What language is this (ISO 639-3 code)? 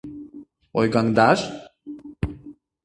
chm